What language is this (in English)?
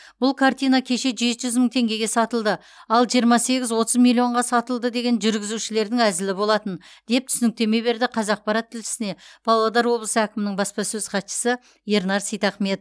Kazakh